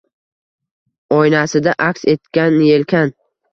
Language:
Uzbek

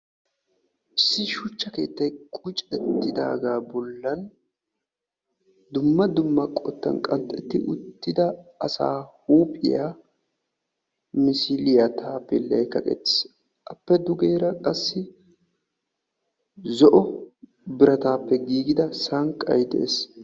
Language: Wolaytta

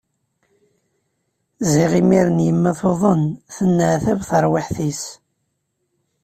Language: Kabyle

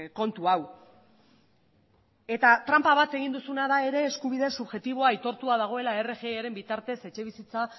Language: Basque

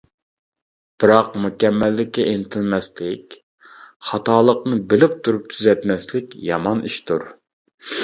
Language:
Uyghur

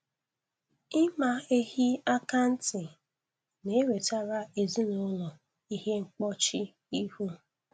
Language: Igbo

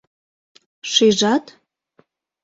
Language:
Mari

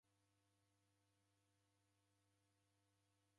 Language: Taita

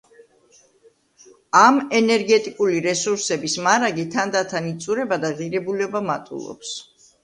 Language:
Georgian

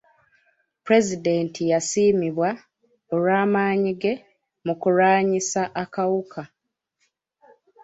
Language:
Ganda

